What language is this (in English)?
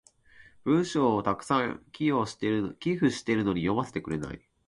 Japanese